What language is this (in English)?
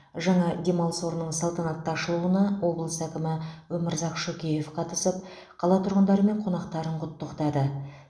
Kazakh